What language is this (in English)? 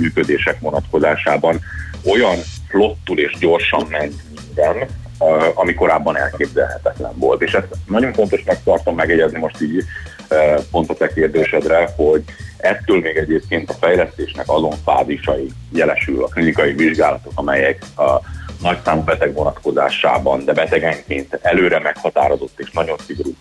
Hungarian